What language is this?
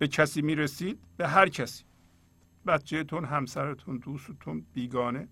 Persian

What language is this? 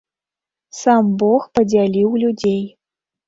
Belarusian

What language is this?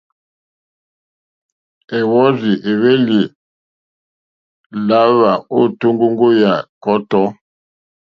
Mokpwe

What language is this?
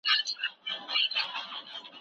Pashto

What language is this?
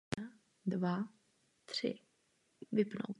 Czech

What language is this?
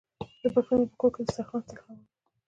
Pashto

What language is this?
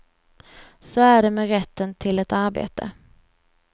Swedish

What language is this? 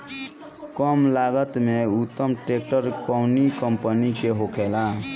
Bhojpuri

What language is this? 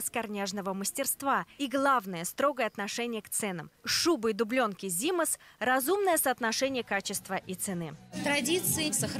Russian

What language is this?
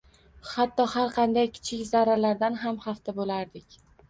Uzbek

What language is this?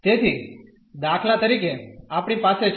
Gujarati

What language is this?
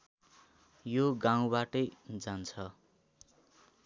Nepali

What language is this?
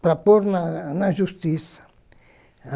Portuguese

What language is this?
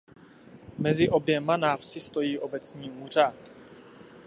Czech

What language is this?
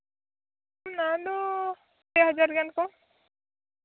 Santali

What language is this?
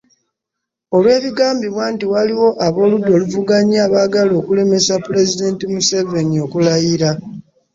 Ganda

